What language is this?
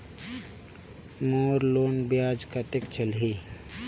Chhattisgarhi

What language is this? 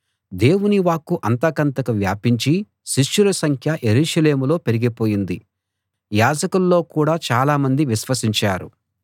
Telugu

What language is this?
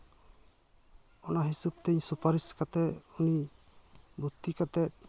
Santali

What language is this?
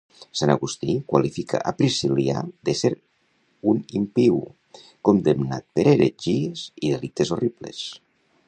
Catalan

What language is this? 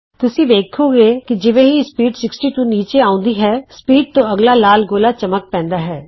Punjabi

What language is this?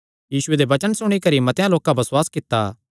Kangri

